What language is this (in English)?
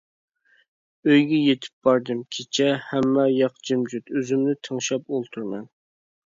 Uyghur